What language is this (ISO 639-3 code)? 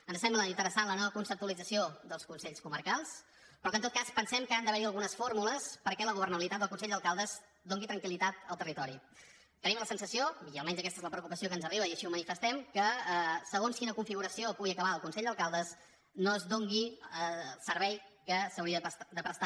cat